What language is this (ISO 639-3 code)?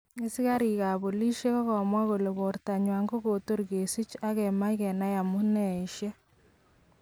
kln